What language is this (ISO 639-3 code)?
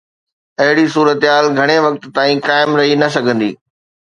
snd